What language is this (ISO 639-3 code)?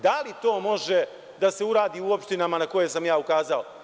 srp